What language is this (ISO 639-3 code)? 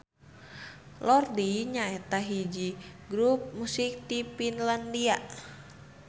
sun